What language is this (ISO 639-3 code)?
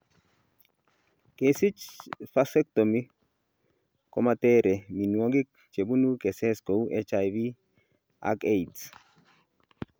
kln